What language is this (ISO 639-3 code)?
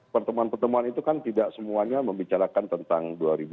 ind